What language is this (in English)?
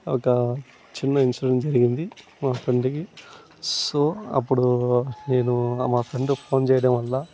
Telugu